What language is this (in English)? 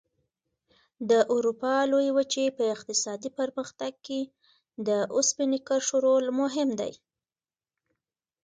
Pashto